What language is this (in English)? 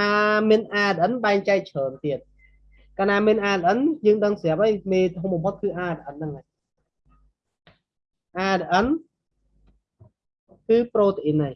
Vietnamese